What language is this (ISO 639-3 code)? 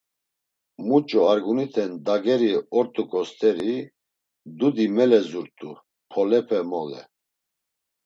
lzz